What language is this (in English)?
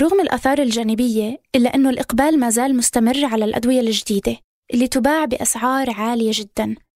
Arabic